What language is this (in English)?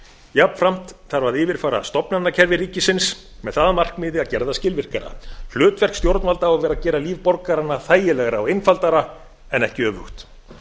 Icelandic